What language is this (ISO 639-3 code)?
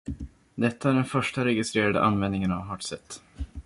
swe